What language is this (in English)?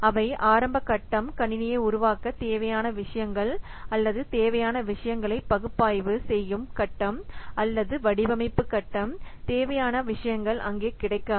Tamil